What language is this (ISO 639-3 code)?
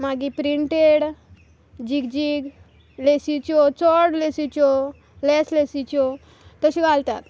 kok